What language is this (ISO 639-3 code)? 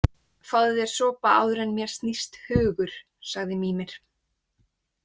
isl